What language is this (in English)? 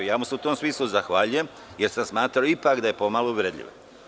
Serbian